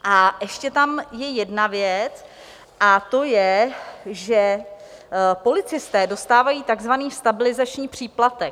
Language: Czech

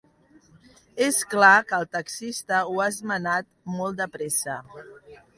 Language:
Catalan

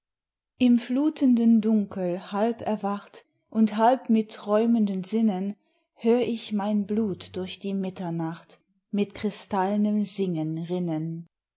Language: German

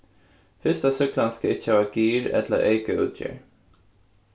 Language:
Faroese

